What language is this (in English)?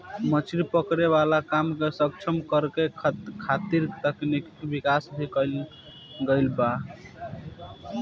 Bhojpuri